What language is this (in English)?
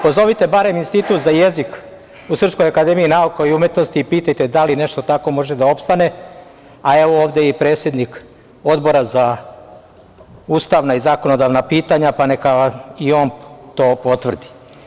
Serbian